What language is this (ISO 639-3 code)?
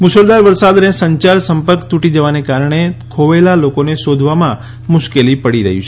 guj